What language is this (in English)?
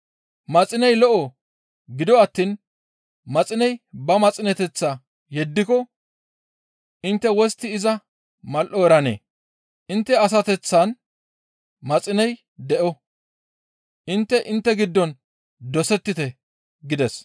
Gamo